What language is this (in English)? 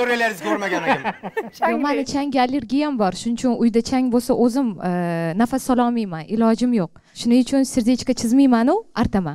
Turkish